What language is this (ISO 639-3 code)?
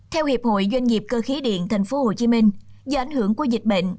vie